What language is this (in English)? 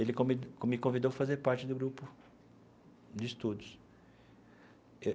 Portuguese